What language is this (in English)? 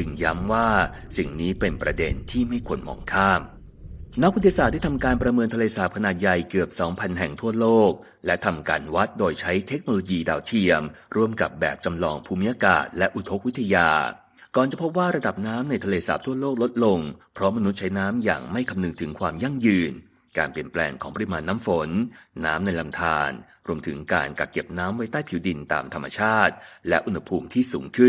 Thai